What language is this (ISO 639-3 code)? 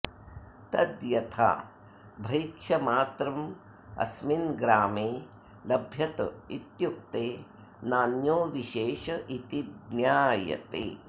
san